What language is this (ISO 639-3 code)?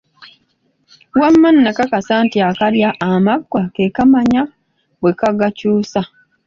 lug